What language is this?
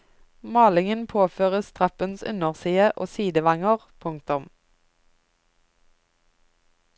Norwegian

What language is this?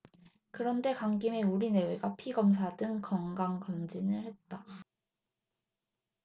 Korean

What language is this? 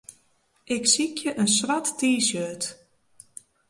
Western Frisian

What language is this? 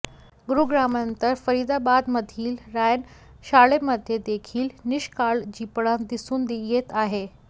Marathi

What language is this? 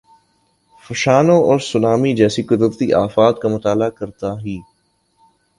Urdu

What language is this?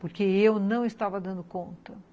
Portuguese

